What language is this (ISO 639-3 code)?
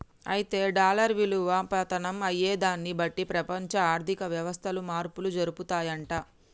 tel